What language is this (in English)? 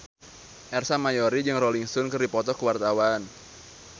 Sundanese